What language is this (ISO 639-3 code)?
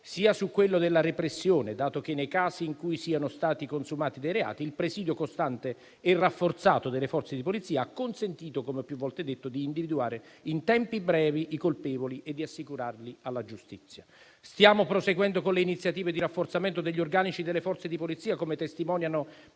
ita